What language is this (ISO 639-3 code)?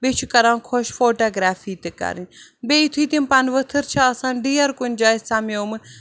kas